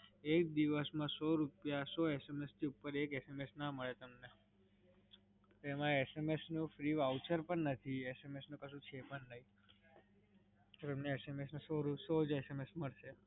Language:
Gujarati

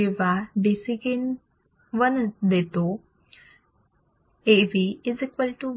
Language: Marathi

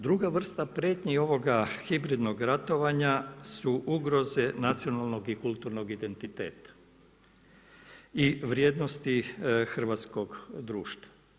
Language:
Croatian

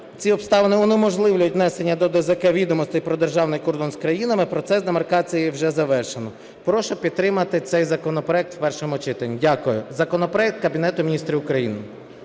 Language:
Ukrainian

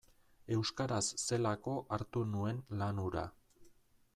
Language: Basque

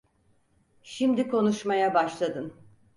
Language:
Turkish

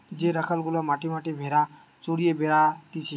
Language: Bangla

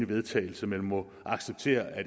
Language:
Danish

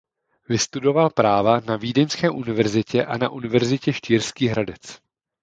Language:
Czech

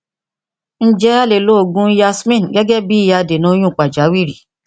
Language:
Yoruba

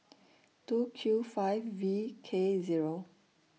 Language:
English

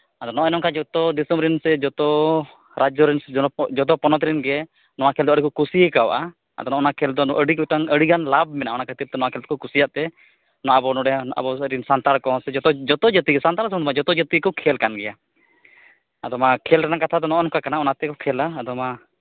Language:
Santali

